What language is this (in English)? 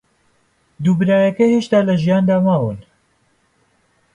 Central Kurdish